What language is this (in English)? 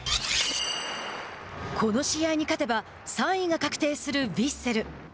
Japanese